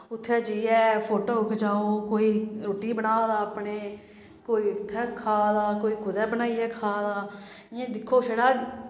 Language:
Dogri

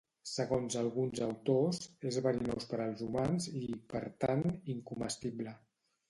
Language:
Catalan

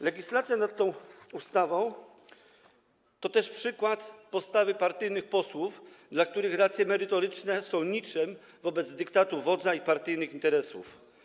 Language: Polish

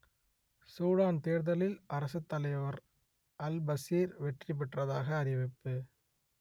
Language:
Tamil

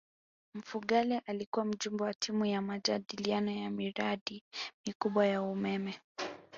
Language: Swahili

